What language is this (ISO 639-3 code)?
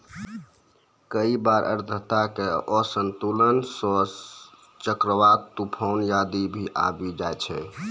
mai